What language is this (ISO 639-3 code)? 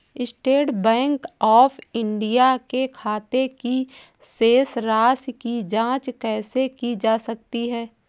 hin